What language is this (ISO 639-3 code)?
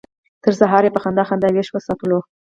pus